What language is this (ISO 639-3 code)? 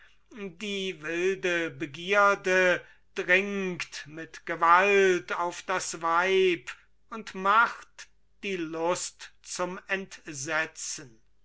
deu